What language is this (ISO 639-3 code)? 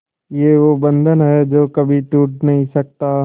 hin